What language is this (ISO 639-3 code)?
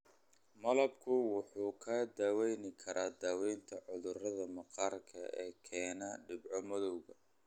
som